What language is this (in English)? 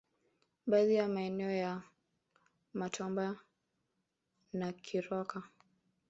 Swahili